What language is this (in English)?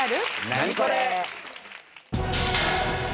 Japanese